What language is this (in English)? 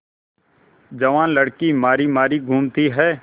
Hindi